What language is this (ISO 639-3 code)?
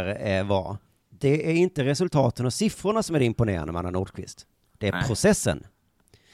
swe